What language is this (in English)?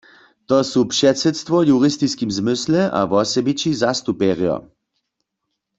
Upper Sorbian